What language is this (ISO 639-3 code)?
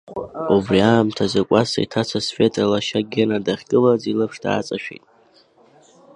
abk